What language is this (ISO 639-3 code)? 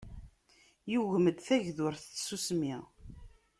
kab